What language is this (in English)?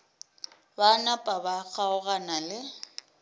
Northern Sotho